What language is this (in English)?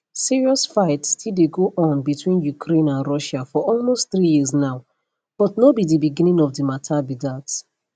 Nigerian Pidgin